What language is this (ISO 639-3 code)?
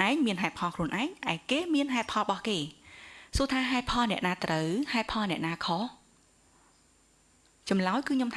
vie